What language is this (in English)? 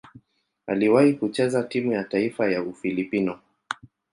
Swahili